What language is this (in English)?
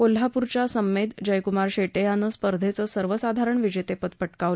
Marathi